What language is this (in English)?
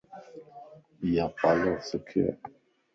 Lasi